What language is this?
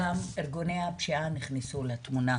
Hebrew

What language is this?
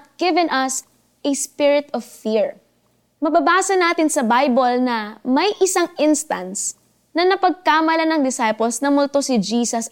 Filipino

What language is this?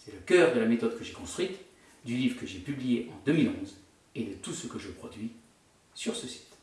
French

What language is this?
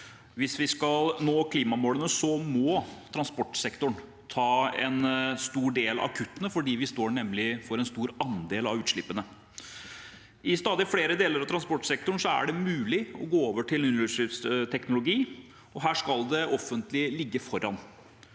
Norwegian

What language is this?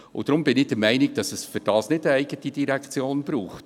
Swiss German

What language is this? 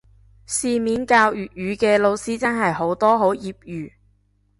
Cantonese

